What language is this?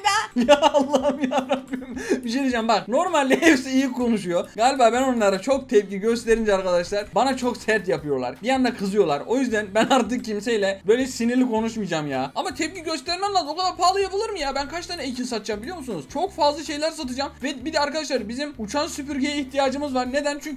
Turkish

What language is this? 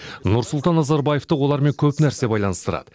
Kazakh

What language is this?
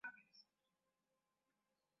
Swahili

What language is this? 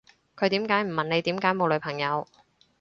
Cantonese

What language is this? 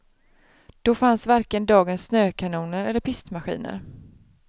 Swedish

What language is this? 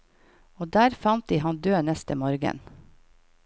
Norwegian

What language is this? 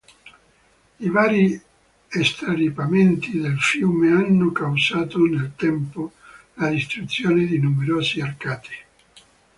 Italian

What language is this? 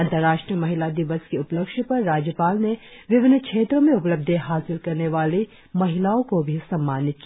Hindi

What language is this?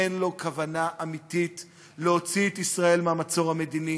Hebrew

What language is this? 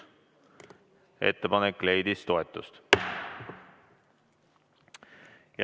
Estonian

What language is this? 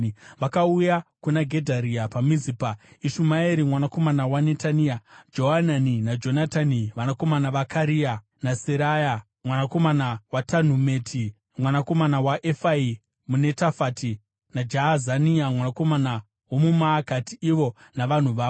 Shona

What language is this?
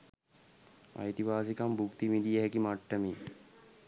Sinhala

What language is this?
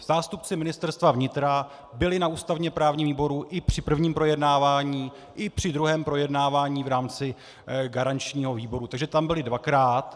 Czech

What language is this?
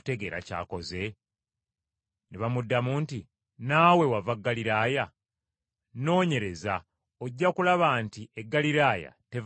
Ganda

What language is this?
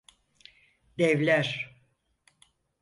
Turkish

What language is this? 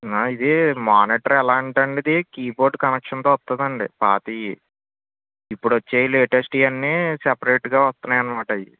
Telugu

